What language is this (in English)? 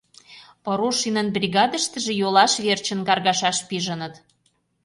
Mari